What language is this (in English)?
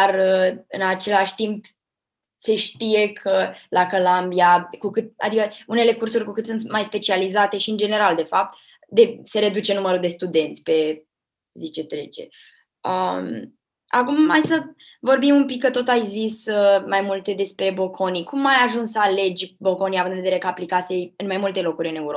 Romanian